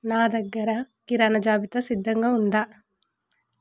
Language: Telugu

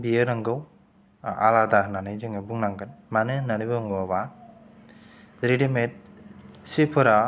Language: Bodo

